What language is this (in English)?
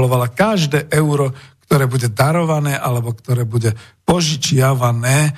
Slovak